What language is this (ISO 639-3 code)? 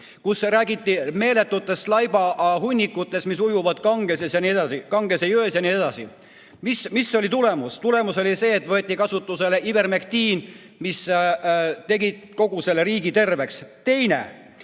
est